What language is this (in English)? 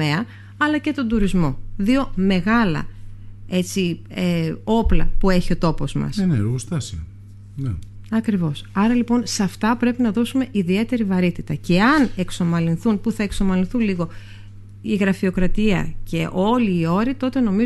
Greek